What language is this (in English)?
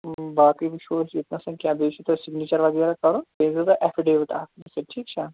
Kashmiri